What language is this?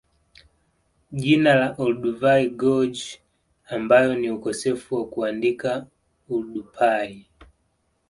Swahili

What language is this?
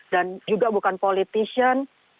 Indonesian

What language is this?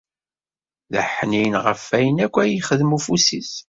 Kabyle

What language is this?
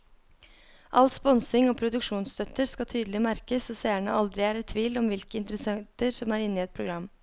Norwegian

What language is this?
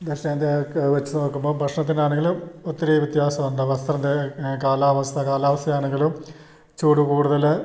Malayalam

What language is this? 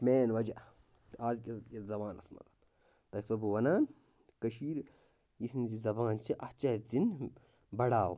Kashmiri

